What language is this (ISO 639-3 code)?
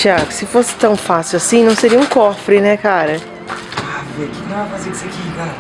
por